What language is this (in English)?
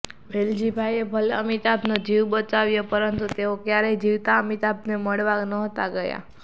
Gujarati